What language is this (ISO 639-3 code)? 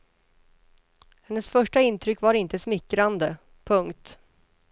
swe